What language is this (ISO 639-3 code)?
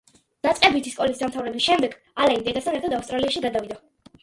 kat